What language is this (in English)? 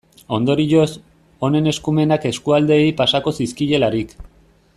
Basque